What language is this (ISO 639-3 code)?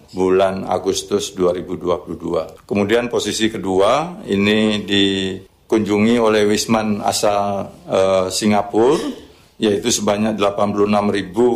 ind